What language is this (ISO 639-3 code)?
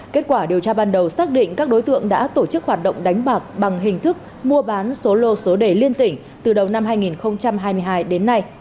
vie